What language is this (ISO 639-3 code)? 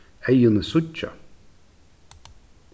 fao